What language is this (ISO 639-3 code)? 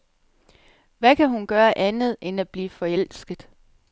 dan